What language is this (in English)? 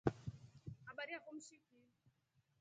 Rombo